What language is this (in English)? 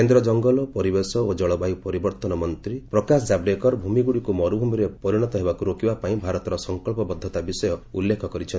Odia